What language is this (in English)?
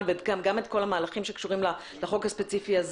Hebrew